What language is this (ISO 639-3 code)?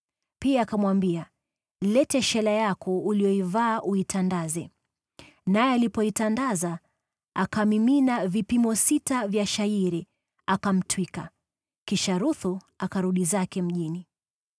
swa